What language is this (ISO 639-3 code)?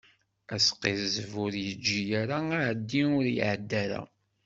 kab